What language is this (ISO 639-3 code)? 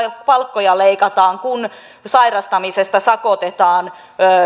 fin